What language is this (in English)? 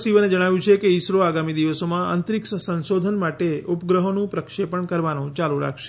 Gujarati